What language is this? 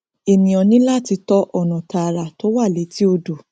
Yoruba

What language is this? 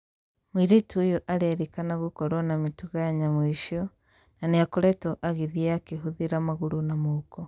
Kikuyu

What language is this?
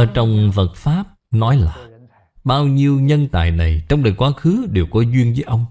Vietnamese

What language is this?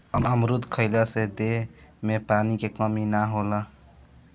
Bhojpuri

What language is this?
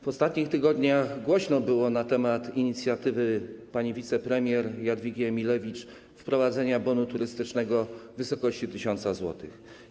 Polish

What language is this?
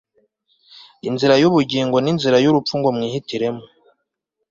Kinyarwanda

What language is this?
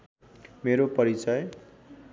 Nepali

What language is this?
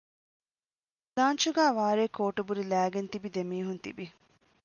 Divehi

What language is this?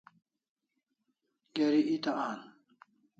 Kalasha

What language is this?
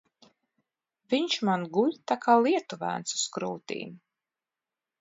Latvian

